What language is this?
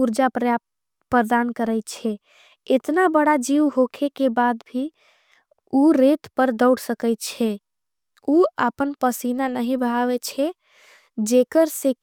Angika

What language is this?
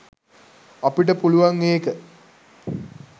Sinhala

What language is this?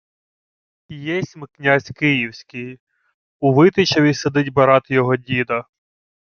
Ukrainian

